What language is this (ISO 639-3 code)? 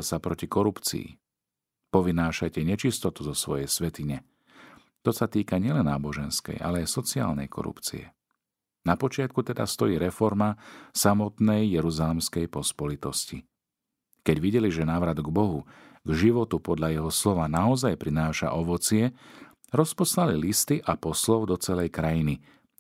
slk